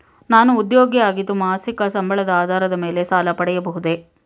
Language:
Kannada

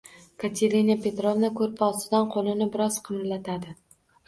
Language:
Uzbek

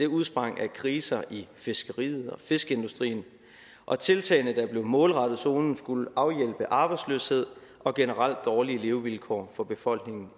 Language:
Danish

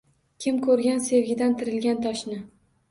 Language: Uzbek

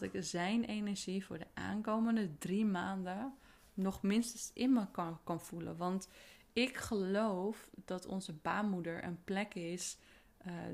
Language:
Dutch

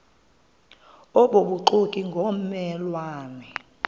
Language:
Xhosa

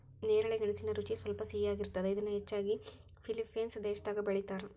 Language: Kannada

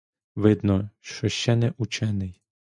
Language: Ukrainian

